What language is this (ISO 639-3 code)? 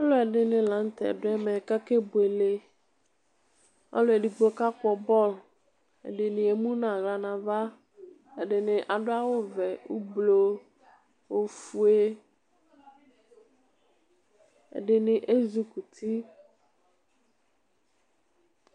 kpo